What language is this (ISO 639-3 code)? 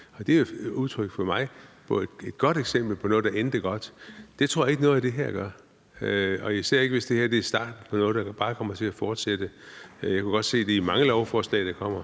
dan